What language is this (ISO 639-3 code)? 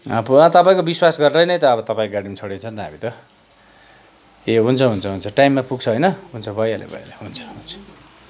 nep